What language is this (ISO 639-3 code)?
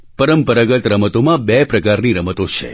guj